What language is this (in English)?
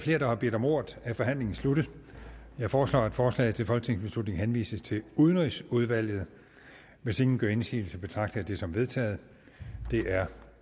Danish